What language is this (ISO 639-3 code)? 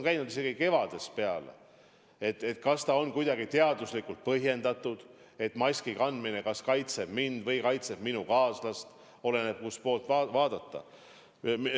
est